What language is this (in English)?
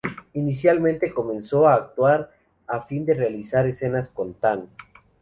Spanish